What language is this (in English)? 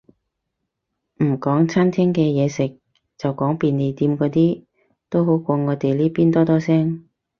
Cantonese